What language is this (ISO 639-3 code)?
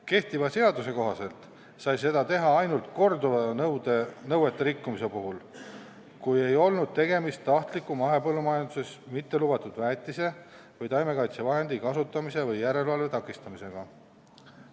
est